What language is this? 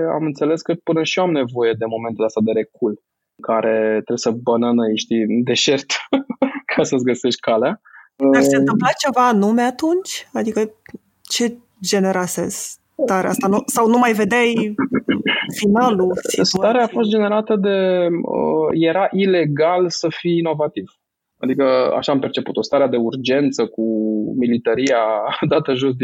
Romanian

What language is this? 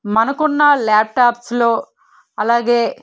Telugu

